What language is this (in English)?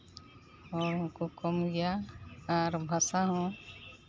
Santali